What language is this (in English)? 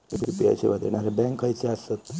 Marathi